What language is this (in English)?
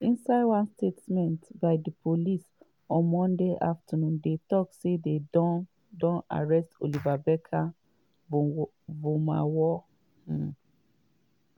Nigerian Pidgin